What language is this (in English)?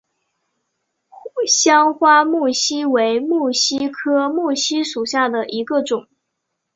Chinese